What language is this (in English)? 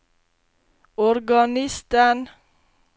Norwegian